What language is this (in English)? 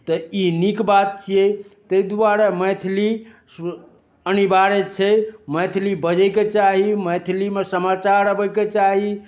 Maithili